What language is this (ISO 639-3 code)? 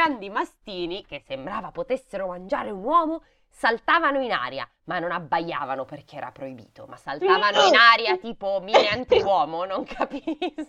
ita